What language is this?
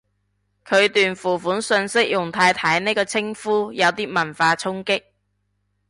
Cantonese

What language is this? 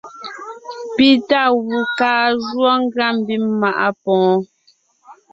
Ngiemboon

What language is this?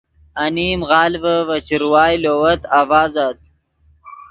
Yidgha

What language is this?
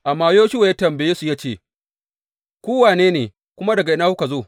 Hausa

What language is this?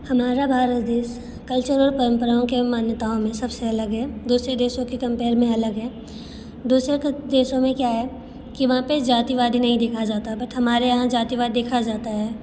Hindi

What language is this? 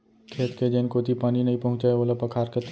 Chhattisgarhi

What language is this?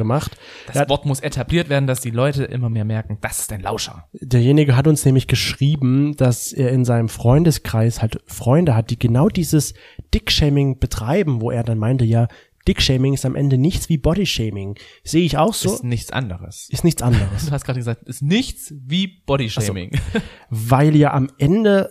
German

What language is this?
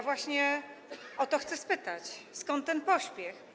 Polish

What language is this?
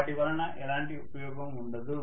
Telugu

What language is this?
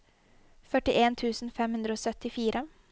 Norwegian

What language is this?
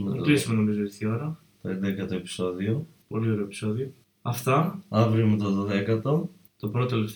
Greek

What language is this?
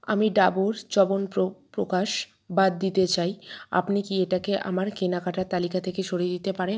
Bangla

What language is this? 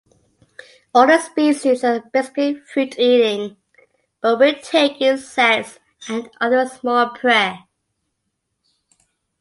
English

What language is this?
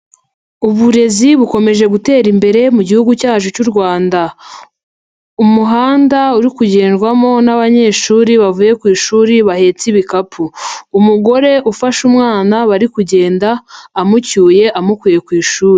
Kinyarwanda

